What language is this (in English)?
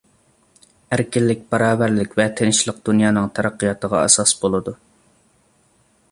Uyghur